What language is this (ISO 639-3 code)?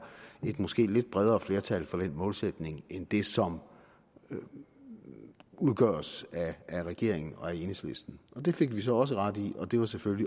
dan